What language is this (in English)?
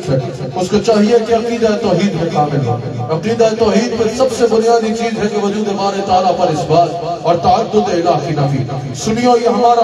Arabic